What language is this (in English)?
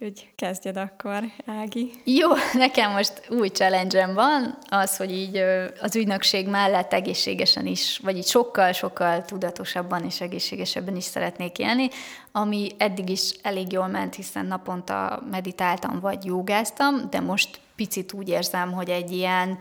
Hungarian